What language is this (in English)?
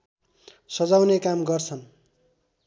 Nepali